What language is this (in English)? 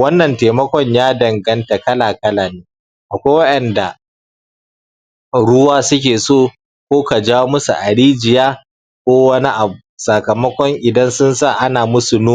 Hausa